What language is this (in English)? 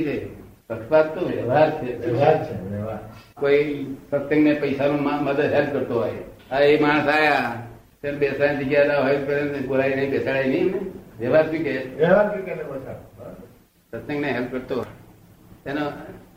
Gujarati